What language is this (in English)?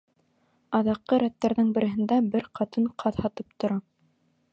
Bashkir